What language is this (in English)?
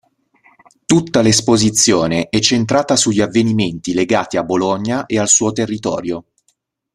Italian